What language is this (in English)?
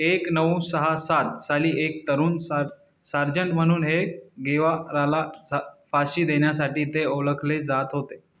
Marathi